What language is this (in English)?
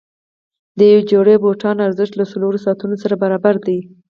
Pashto